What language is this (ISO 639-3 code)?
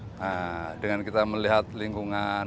ind